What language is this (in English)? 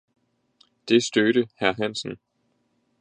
Danish